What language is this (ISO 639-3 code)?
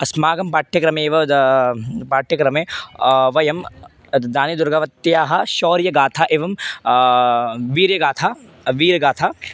san